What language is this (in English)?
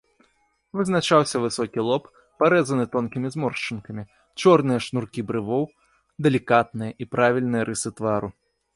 Belarusian